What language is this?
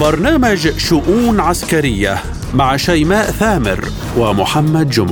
Arabic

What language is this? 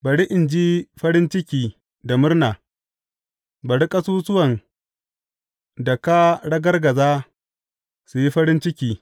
Hausa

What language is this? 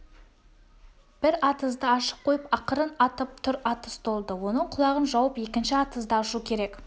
Kazakh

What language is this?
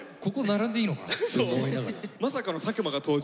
Japanese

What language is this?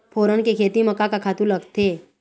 Chhattisgarhi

